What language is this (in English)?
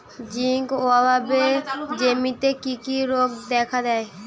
Bangla